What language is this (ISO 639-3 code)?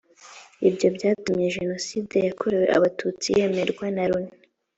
kin